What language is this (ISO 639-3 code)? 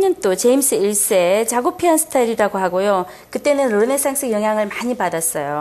kor